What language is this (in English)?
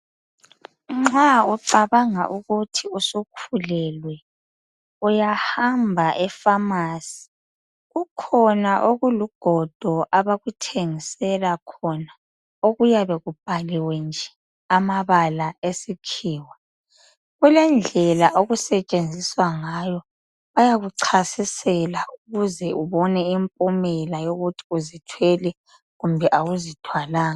North Ndebele